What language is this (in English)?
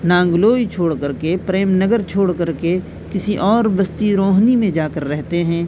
Urdu